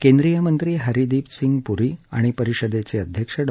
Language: Marathi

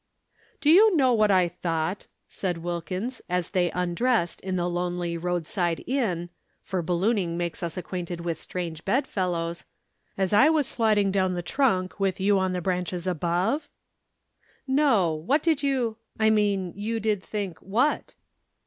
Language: English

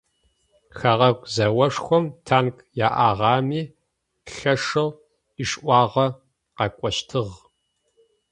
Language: Adyghe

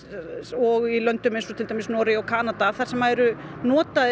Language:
Icelandic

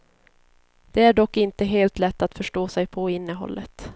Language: Swedish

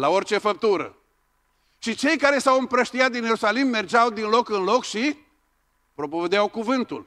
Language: Romanian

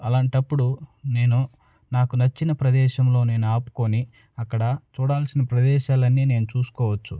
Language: Telugu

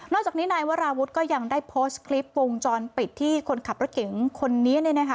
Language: Thai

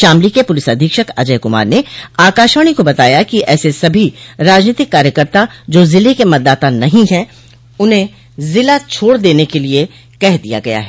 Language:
Hindi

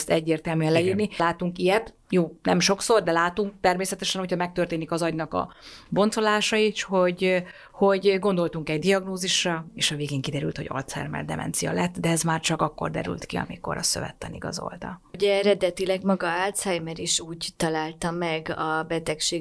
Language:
Hungarian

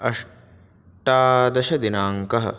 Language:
Sanskrit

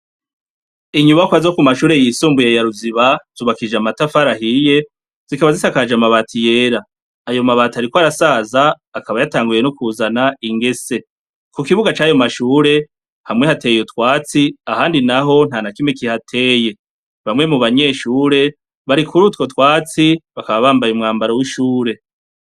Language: Rundi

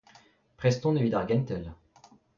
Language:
Breton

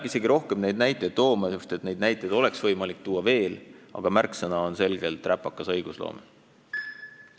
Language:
Estonian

